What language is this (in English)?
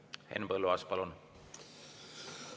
Estonian